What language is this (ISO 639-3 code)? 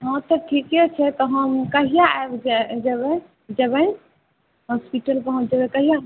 mai